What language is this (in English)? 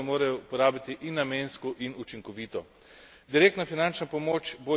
Slovenian